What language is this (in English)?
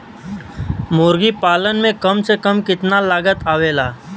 Bhojpuri